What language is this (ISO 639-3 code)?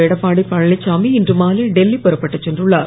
tam